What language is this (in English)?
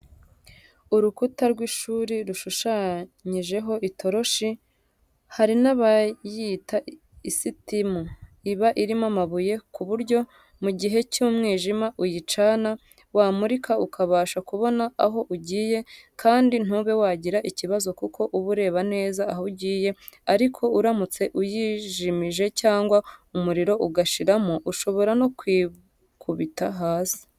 Kinyarwanda